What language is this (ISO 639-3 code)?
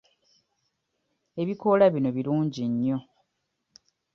lug